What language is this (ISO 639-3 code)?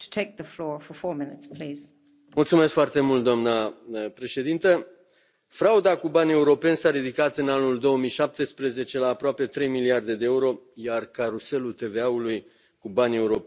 ron